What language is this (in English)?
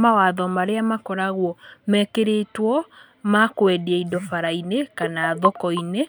Kikuyu